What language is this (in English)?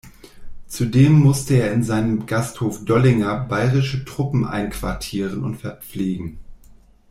German